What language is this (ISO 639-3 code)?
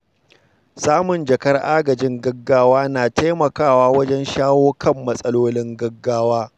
hau